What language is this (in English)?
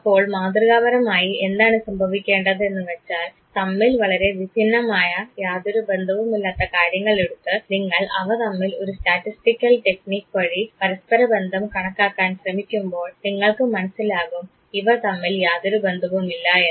Malayalam